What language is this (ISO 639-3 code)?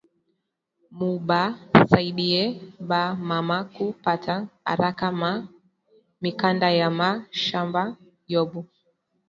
swa